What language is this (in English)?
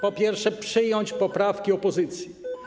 Polish